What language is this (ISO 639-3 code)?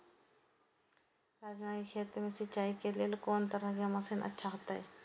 mai